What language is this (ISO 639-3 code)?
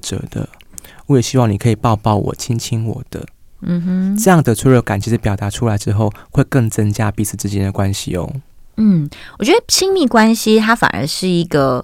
zho